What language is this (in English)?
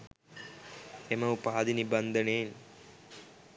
Sinhala